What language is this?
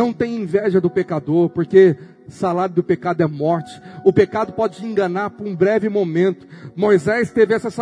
Portuguese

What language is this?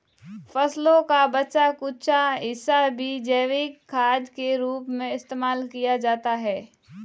Hindi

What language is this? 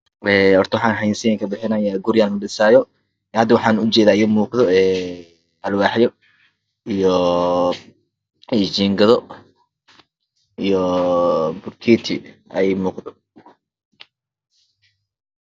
Somali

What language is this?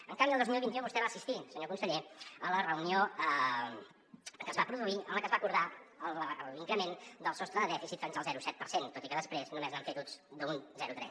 Catalan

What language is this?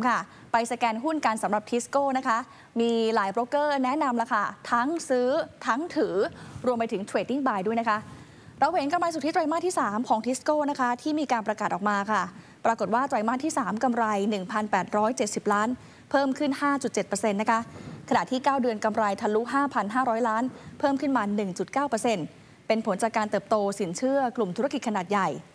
Thai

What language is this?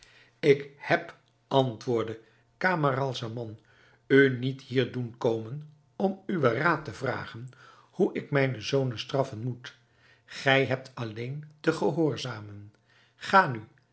Dutch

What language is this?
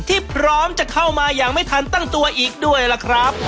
Thai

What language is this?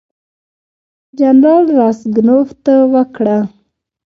Pashto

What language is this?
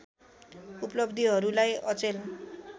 Nepali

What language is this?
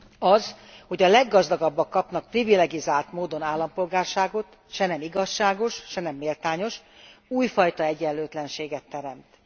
Hungarian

